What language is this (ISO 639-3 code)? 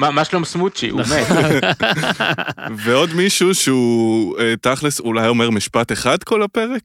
heb